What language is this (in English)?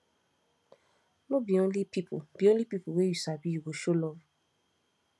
Nigerian Pidgin